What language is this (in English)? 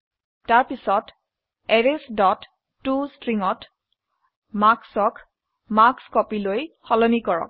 Assamese